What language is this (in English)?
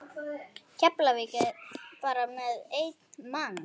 Icelandic